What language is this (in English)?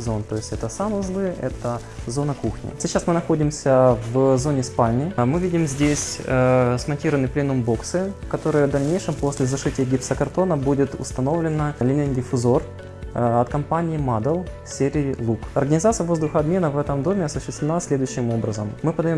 Russian